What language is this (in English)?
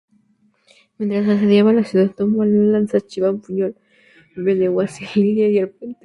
Spanish